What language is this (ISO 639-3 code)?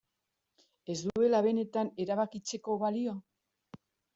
eus